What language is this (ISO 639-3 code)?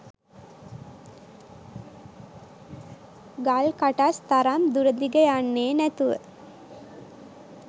sin